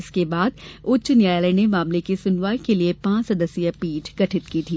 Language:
Hindi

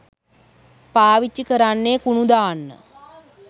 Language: Sinhala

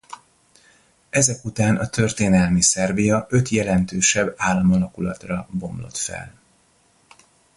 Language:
Hungarian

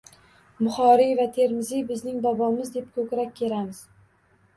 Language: Uzbek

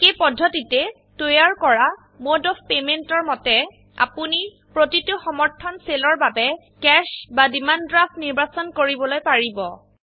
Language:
Assamese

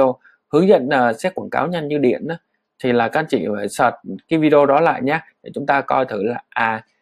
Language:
Vietnamese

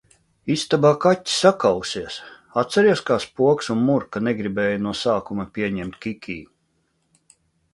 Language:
Latvian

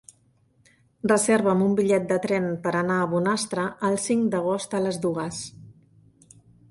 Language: Catalan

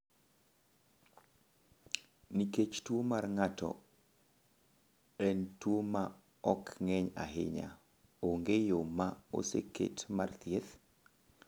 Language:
Luo (Kenya and Tanzania)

